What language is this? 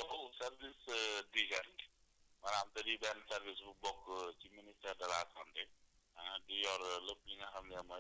Wolof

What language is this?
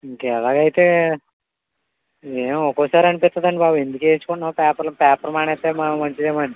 Telugu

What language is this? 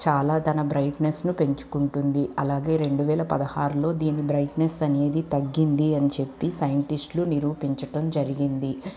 Telugu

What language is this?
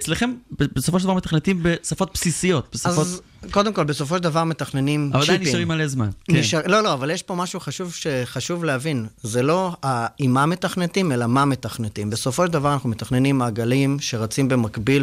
Hebrew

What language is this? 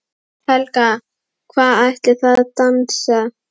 Icelandic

